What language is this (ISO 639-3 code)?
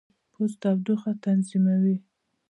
pus